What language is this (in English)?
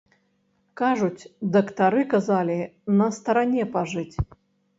Belarusian